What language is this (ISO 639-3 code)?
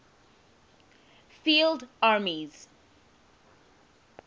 eng